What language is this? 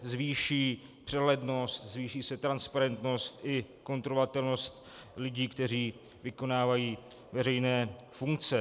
Czech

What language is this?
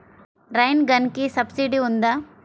Telugu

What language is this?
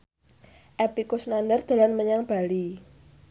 Javanese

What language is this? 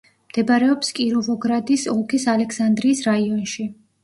Georgian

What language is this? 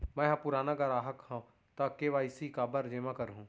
Chhattisgarhi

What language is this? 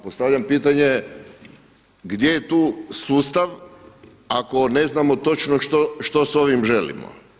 Croatian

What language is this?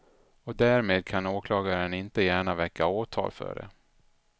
Swedish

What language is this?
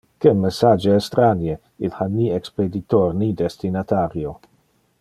Interlingua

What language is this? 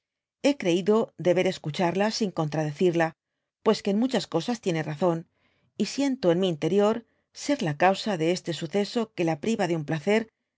Spanish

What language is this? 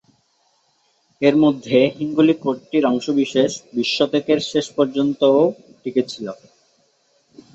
Bangla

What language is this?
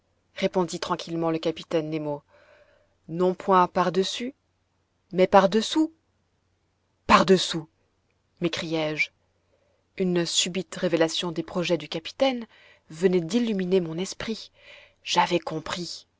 French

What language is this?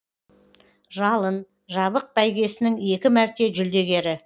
Kazakh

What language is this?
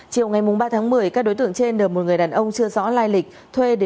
Vietnamese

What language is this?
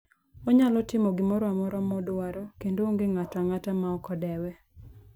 Luo (Kenya and Tanzania)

